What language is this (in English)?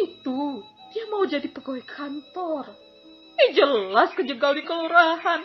Indonesian